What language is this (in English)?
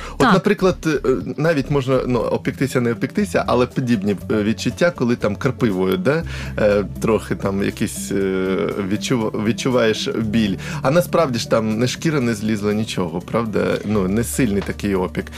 Ukrainian